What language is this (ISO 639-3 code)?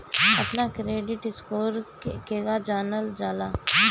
bho